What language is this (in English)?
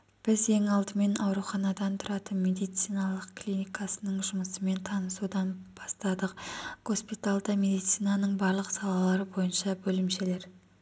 Kazakh